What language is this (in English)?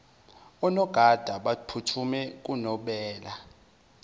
Zulu